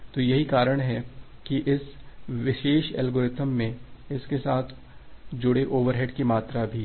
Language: Hindi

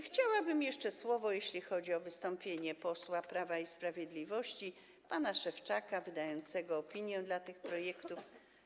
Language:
Polish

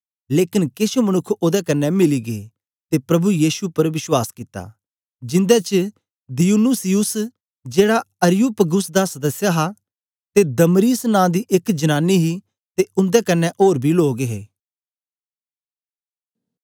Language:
Dogri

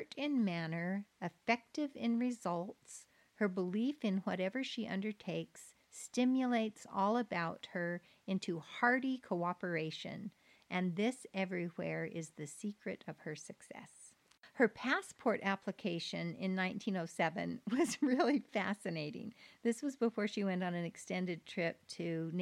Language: English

